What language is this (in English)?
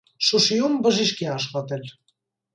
Armenian